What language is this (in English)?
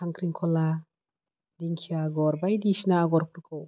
Bodo